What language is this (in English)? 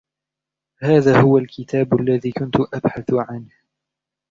Arabic